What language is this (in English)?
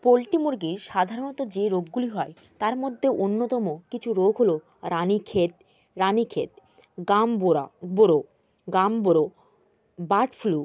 Bangla